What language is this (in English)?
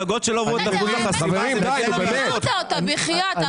Hebrew